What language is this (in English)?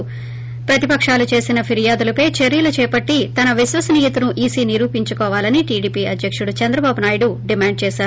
Telugu